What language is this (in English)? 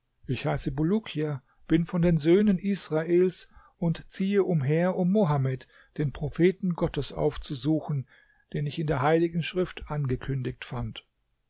German